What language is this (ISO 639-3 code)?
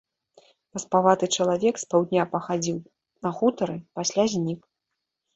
bel